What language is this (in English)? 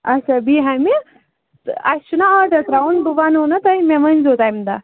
Kashmiri